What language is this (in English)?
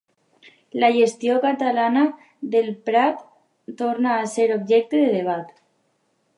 Catalan